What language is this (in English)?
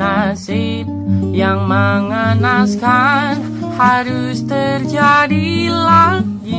Indonesian